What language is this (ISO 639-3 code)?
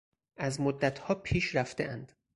fas